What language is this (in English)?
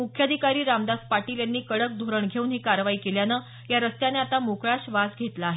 Marathi